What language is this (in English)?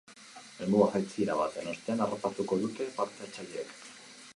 Basque